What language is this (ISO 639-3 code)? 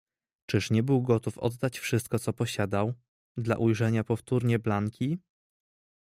pol